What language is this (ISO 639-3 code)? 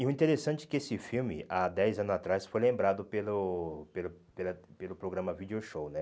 por